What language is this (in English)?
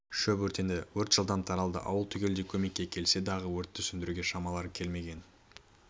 Kazakh